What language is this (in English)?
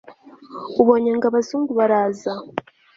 Kinyarwanda